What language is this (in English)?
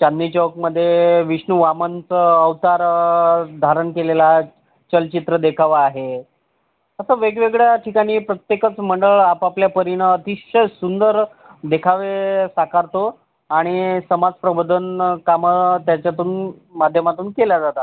Marathi